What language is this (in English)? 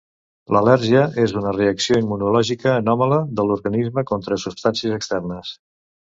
Catalan